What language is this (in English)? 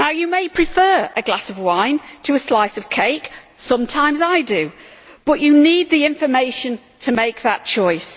English